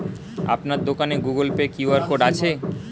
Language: Bangla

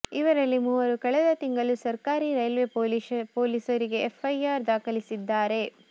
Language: Kannada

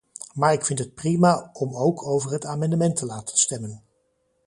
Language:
Dutch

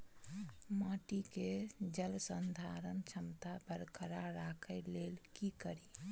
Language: Maithili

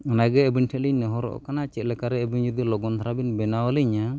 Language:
Santali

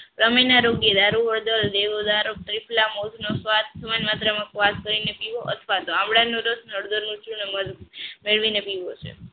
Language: Gujarati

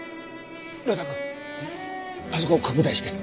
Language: Japanese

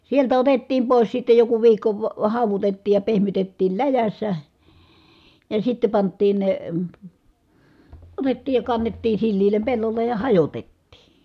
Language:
Finnish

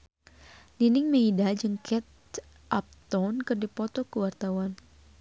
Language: Sundanese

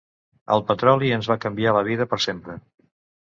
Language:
Catalan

